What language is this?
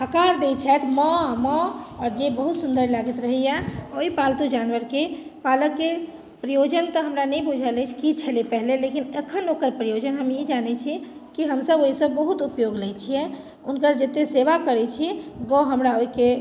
Maithili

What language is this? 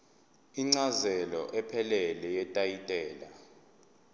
Zulu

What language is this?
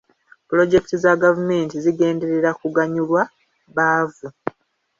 Ganda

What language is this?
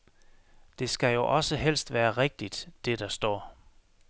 Danish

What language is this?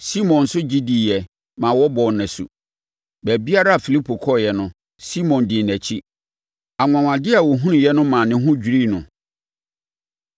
Akan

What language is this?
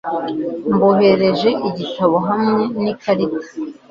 Kinyarwanda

